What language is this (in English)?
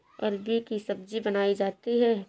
Hindi